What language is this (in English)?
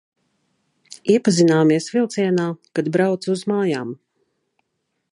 Latvian